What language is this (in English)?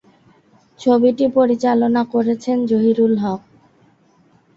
Bangla